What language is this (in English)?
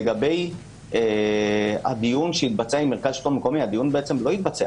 Hebrew